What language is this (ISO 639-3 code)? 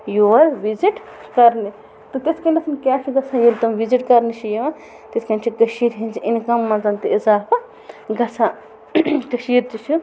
kas